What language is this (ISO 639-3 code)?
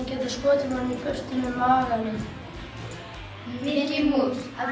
isl